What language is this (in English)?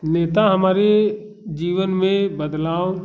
Hindi